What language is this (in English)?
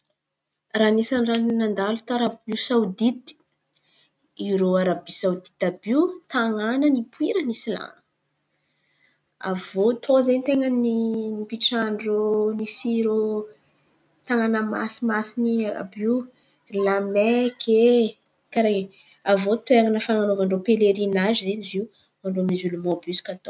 Antankarana Malagasy